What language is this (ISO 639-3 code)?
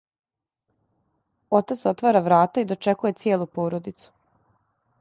srp